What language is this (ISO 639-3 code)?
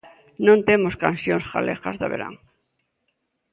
glg